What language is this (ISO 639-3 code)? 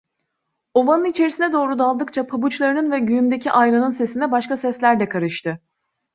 tur